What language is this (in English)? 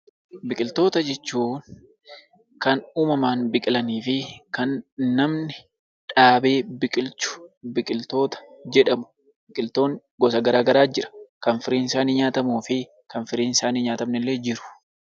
Oromo